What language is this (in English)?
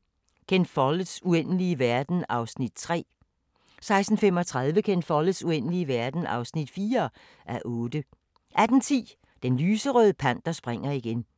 Danish